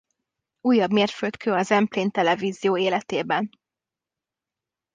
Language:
Hungarian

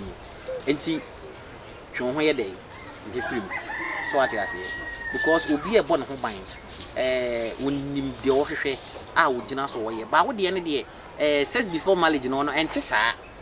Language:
English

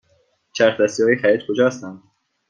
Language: Persian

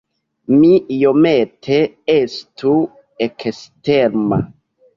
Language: Esperanto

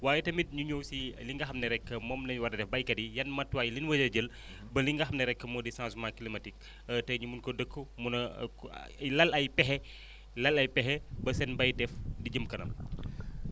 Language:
Wolof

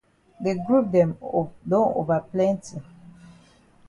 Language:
Cameroon Pidgin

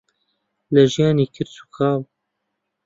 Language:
Central Kurdish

